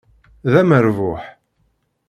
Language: Kabyle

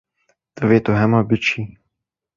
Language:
Kurdish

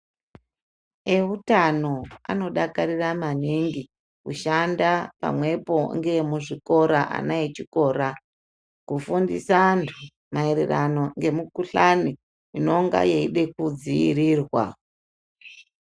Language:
Ndau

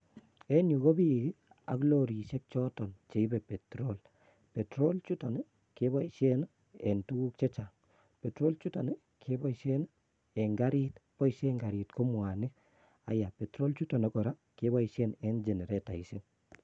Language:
Kalenjin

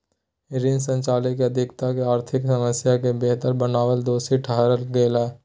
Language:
Magahi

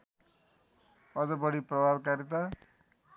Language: Nepali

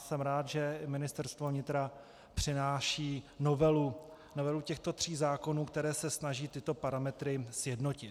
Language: Czech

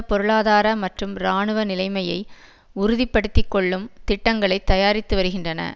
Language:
Tamil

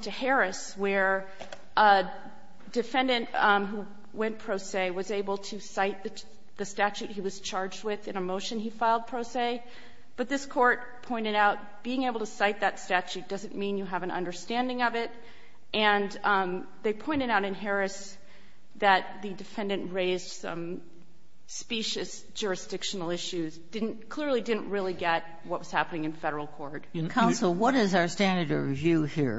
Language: English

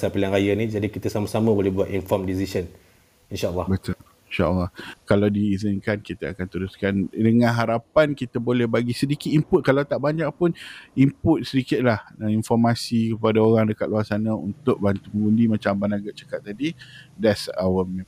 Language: Malay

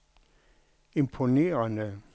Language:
Danish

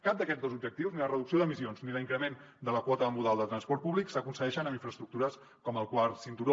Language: Catalan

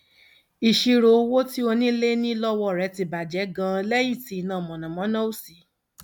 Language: Yoruba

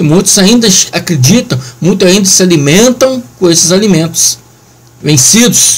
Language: Portuguese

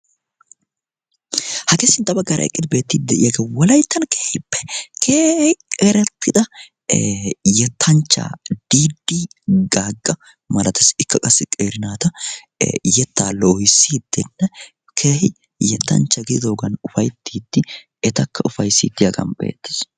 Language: Wolaytta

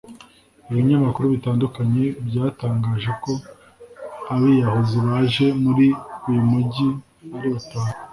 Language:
Kinyarwanda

